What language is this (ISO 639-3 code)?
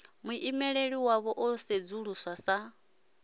ven